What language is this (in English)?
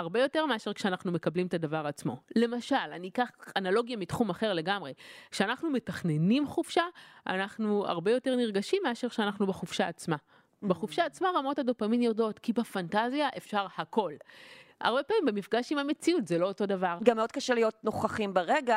Hebrew